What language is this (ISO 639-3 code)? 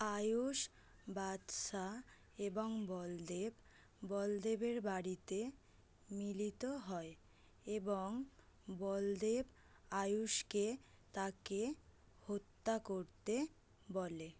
ben